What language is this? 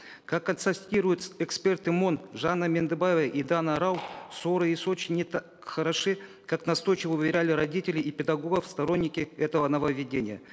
Kazakh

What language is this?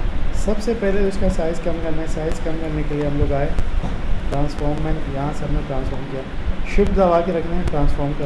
Urdu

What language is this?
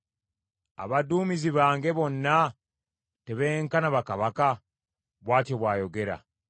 Ganda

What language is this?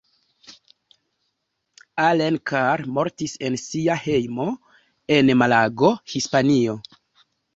Esperanto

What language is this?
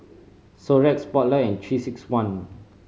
English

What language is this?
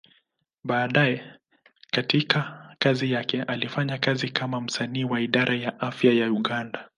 Swahili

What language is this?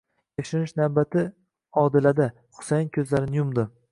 Uzbek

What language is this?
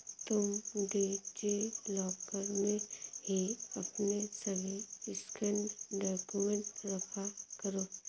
Hindi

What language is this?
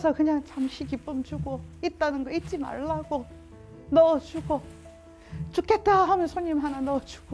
Korean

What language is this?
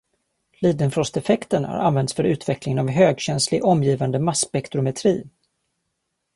Swedish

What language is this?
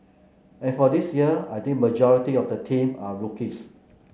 English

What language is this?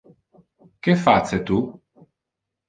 Interlingua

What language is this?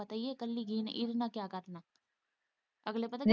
Punjabi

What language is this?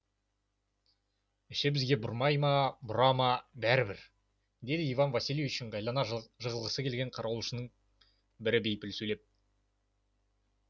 Kazakh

